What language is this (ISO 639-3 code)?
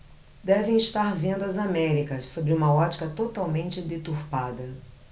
por